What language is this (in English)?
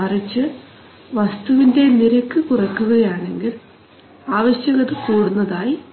Malayalam